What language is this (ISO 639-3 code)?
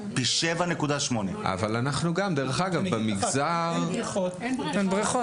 heb